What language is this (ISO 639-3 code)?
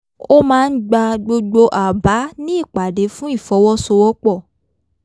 yor